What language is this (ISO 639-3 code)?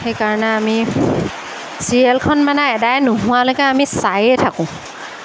asm